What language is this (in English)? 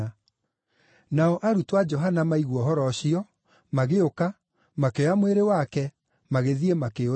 Kikuyu